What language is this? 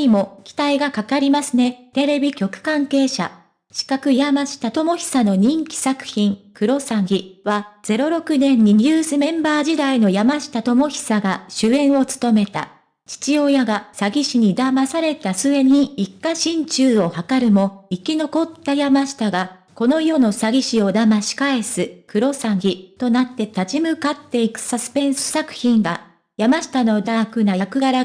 Japanese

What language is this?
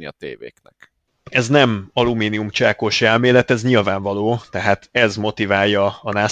Hungarian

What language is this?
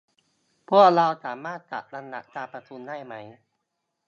Thai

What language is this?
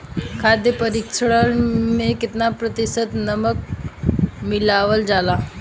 Bhojpuri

